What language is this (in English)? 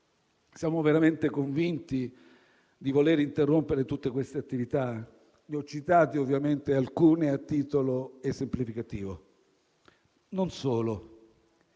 Italian